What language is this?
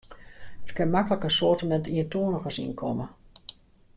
Western Frisian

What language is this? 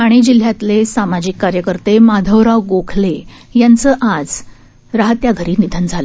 Marathi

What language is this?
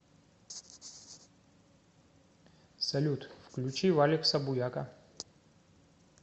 Russian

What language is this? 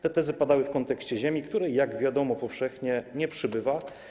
Polish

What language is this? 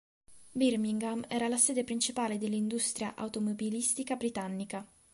Italian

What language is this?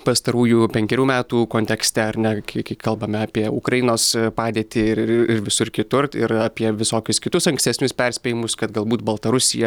Lithuanian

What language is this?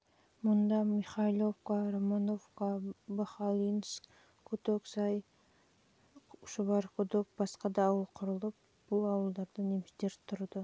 Kazakh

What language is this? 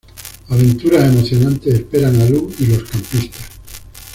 Spanish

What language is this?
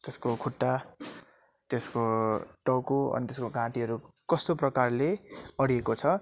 Nepali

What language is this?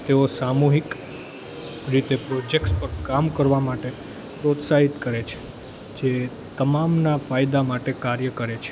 Gujarati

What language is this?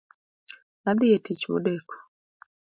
Luo (Kenya and Tanzania)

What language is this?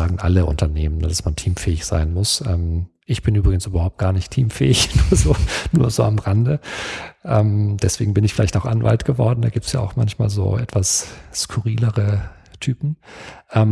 German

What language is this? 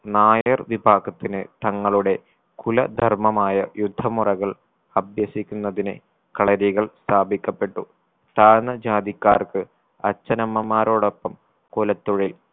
Malayalam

